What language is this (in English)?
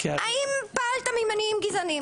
Hebrew